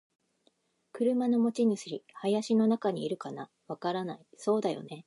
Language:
Japanese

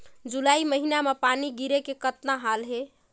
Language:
Chhattisgarhi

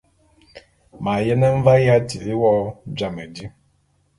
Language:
Bulu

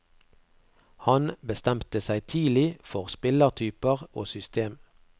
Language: Norwegian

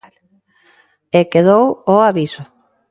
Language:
Galician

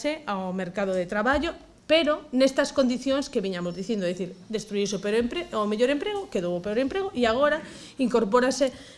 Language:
Spanish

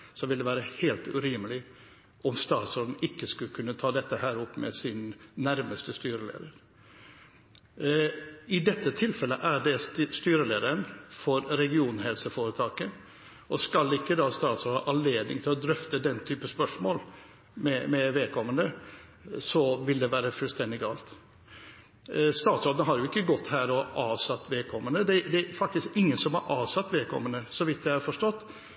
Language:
Norwegian Bokmål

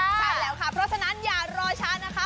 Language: Thai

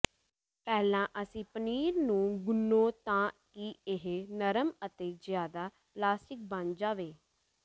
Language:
Punjabi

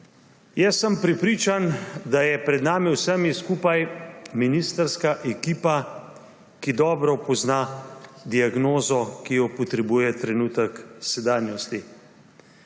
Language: Slovenian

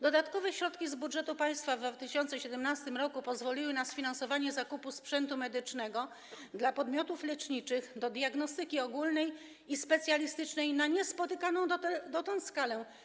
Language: Polish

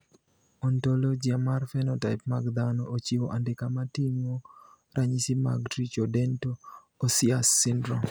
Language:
Luo (Kenya and Tanzania)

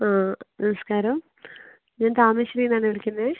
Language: Malayalam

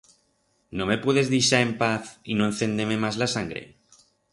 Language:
Aragonese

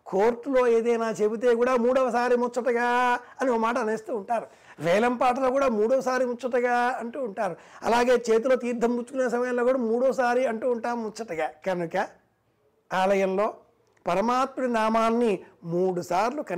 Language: Telugu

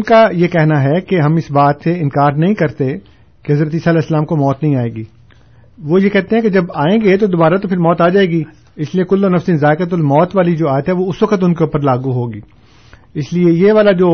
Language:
Urdu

